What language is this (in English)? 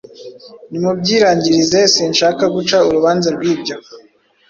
Kinyarwanda